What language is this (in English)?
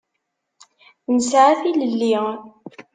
Kabyle